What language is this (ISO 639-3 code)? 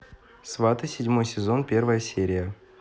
rus